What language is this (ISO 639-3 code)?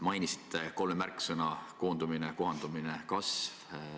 est